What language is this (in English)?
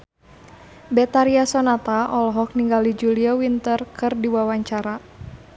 Sundanese